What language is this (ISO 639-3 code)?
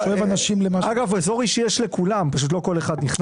heb